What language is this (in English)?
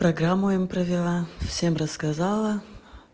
Russian